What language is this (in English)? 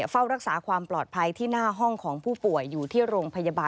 Thai